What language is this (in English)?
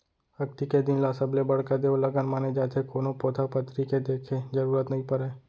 Chhattisgarhi